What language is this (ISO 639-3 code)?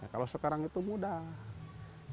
ind